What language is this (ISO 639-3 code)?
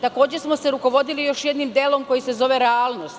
srp